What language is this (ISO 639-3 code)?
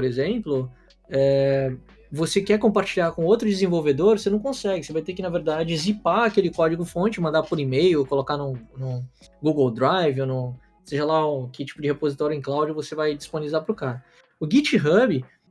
por